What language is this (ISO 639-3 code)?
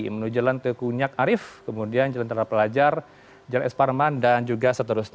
ind